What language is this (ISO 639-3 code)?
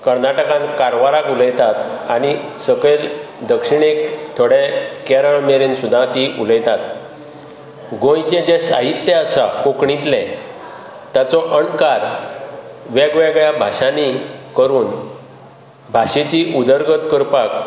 kok